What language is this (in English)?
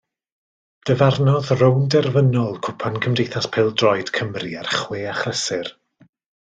Welsh